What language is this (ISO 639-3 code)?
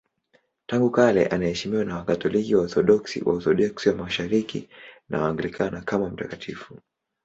swa